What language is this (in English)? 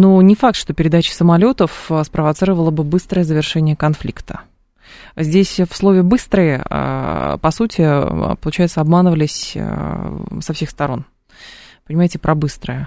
Russian